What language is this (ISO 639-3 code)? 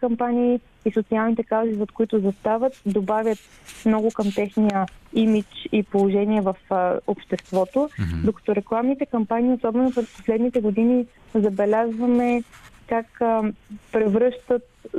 bul